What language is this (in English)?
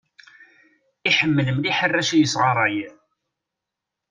Kabyle